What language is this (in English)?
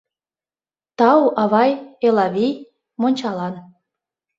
Mari